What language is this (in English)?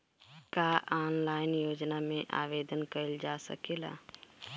Bhojpuri